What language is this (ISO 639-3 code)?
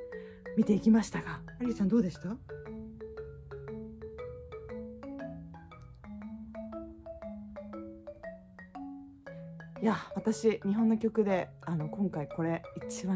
jpn